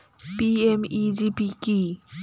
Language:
Bangla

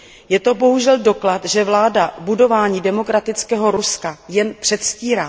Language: Czech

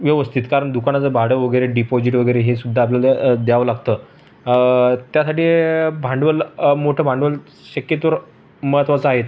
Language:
Marathi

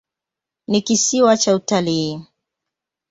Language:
Swahili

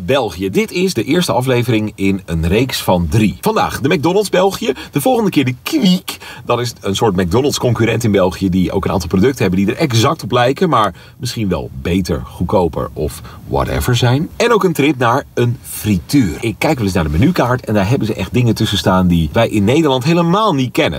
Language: Dutch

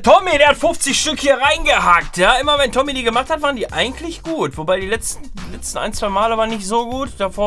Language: German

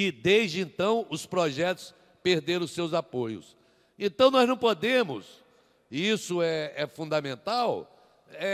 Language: Portuguese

